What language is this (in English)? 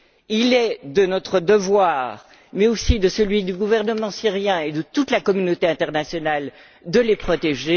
French